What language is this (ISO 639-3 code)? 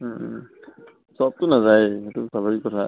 asm